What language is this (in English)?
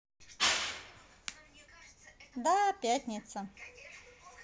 Russian